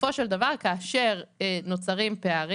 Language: Hebrew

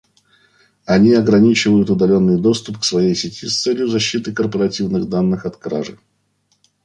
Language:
Russian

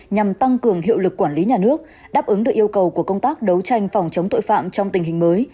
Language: Vietnamese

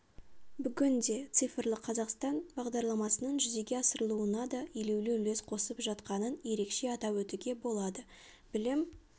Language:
Kazakh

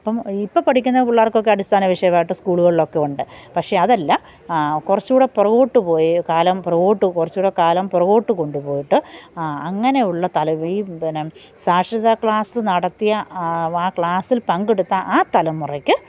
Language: Malayalam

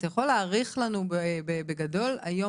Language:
Hebrew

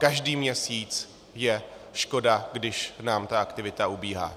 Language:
Czech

